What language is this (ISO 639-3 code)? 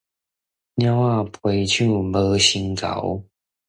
nan